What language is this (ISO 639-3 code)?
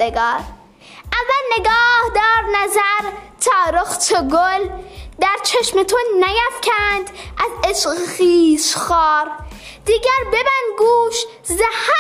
fas